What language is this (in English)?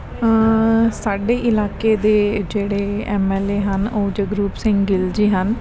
Punjabi